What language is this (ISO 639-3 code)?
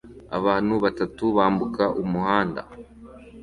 kin